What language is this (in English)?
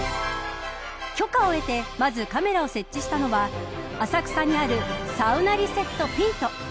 Japanese